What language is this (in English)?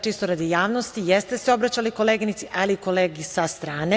Serbian